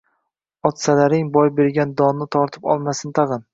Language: Uzbek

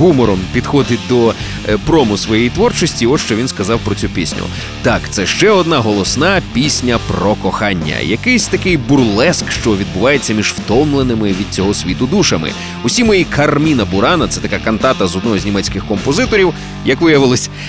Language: Ukrainian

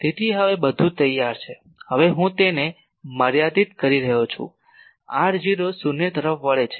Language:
Gujarati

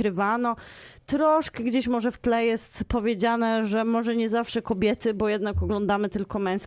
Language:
Polish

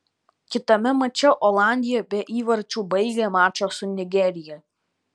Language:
Lithuanian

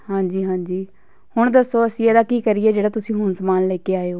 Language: Punjabi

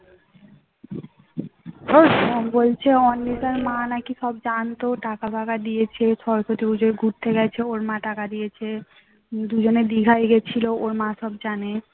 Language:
Bangla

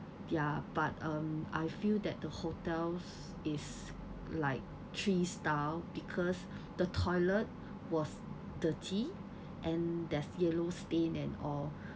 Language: English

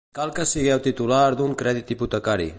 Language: Catalan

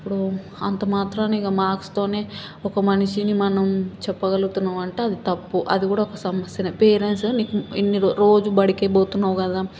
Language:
Telugu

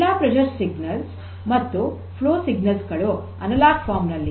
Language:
Kannada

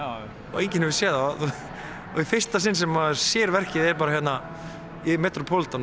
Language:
Icelandic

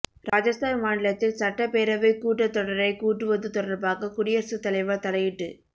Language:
Tamil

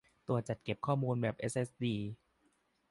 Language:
Thai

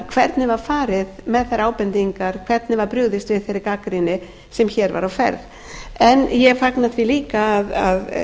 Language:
Icelandic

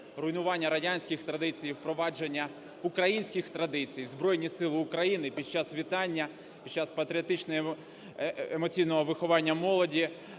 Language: Ukrainian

